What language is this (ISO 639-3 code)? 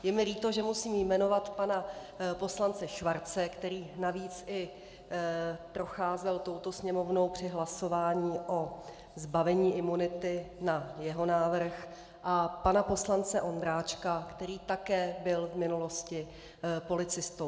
ces